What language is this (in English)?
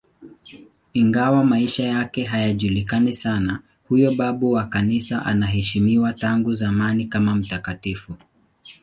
Swahili